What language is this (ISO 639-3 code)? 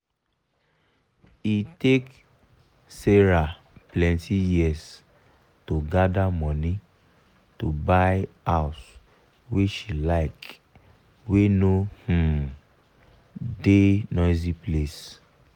pcm